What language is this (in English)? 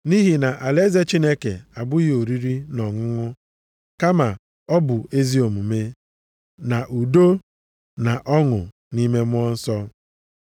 Igbo